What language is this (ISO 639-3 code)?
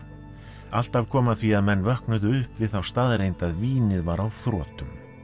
isl